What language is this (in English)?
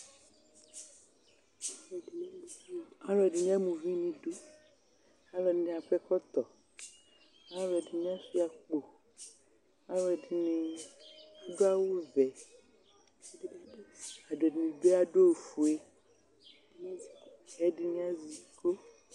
Ikposo